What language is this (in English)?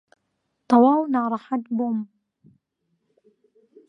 Central Kurdish